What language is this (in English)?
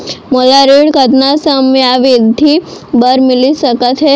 Chhattisgarhi